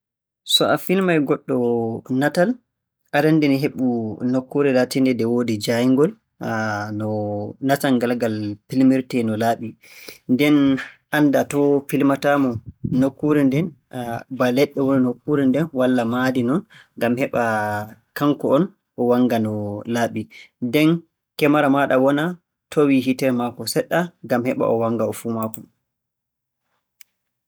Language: Borgu Fulfulde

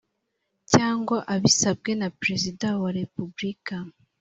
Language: Kinyarwanda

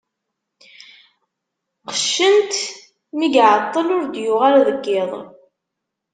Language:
Kabyle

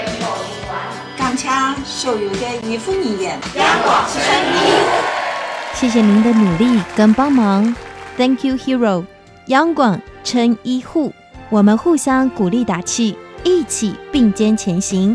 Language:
Chinese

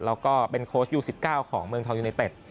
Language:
Thai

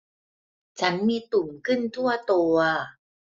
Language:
Thai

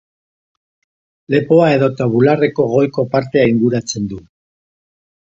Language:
Basque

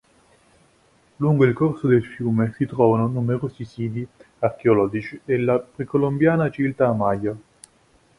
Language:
Italian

